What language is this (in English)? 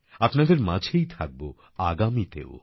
Bangla